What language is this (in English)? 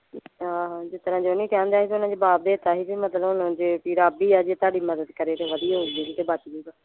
Punjabi